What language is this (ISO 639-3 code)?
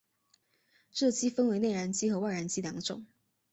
zho